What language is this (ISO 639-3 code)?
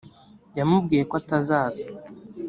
kin